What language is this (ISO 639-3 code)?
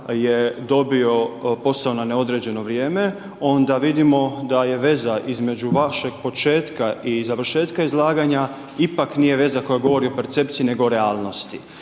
hrv